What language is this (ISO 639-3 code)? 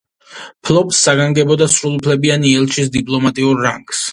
kat